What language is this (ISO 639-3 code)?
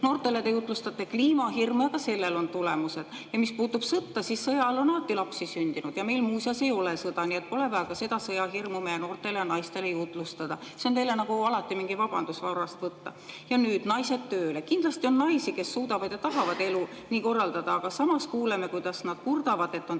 est